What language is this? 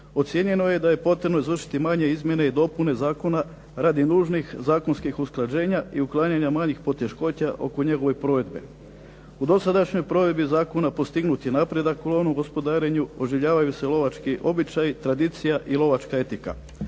Croatian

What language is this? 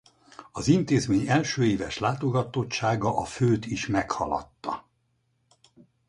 Hungarian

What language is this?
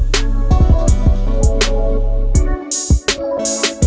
Indonesian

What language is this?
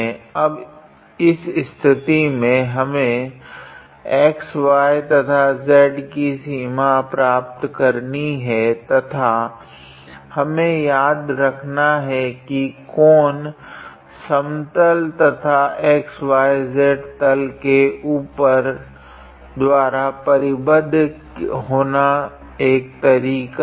Hindi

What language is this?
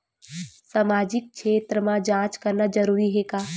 Chhattisgarhi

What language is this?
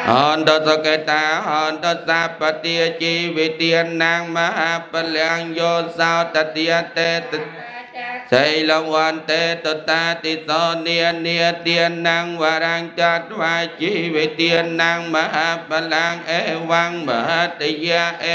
Indonesian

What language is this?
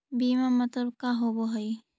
Magahi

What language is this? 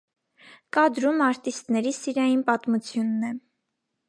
Armenian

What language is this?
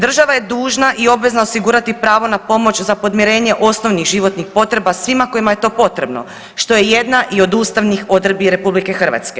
Croatian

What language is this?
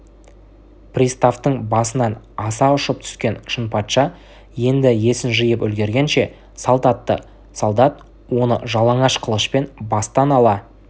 Kazakh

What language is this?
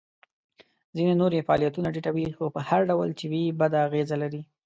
Pashto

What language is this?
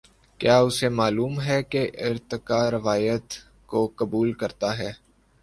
Urdu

